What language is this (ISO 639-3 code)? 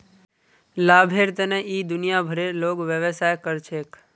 mag